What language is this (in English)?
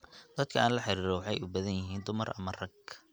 Somali